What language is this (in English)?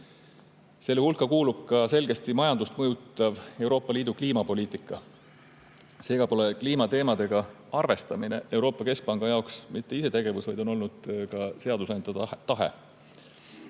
Estonian